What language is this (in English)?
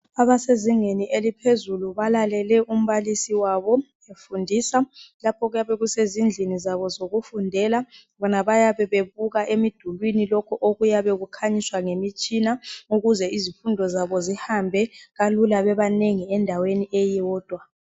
North Ndebele